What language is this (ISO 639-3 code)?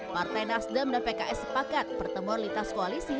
ind